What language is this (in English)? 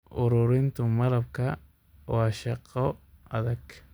Somali